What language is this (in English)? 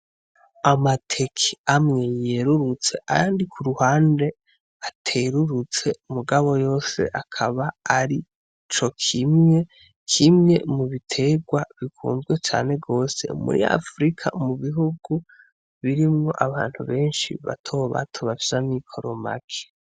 Rundi